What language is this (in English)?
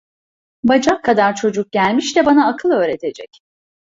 Turkish